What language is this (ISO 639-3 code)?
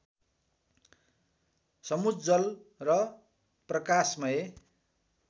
nep